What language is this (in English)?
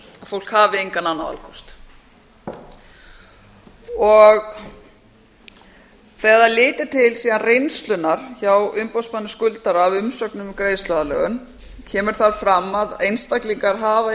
Icelandic